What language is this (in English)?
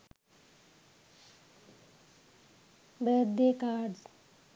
Sinhala